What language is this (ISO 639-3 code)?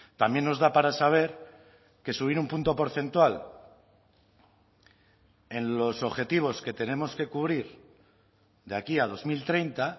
spa